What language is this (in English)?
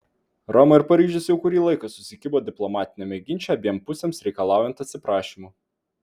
Lithuanian